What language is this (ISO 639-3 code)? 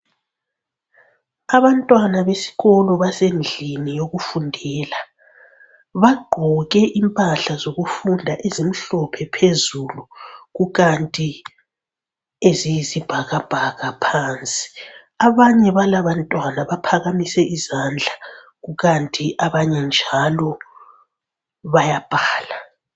nde